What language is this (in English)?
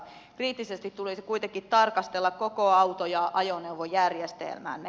Finnish